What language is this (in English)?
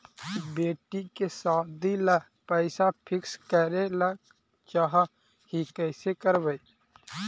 Magahi